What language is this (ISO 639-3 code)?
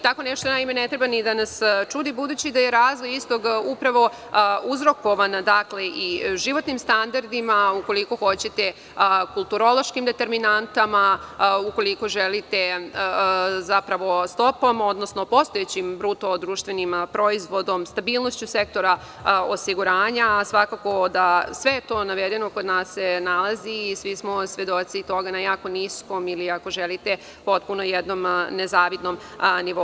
srp